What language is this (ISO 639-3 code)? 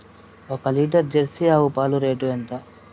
tel